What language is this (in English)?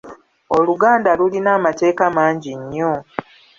Ganda